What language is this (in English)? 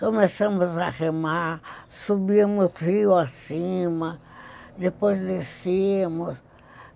Portuguese